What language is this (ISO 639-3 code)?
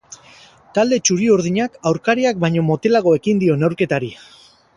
eus